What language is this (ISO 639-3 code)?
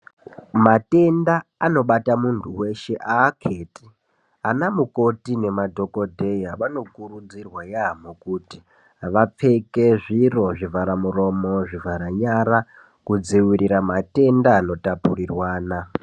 ndc